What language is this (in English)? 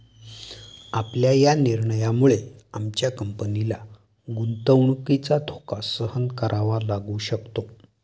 Marathi